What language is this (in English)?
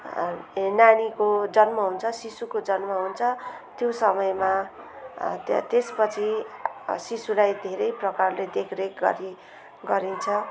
Nepali